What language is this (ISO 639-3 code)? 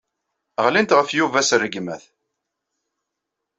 kab